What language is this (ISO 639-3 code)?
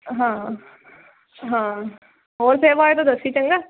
pan